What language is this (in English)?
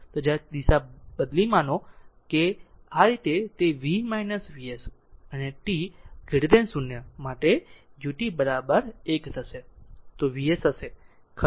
Gujarati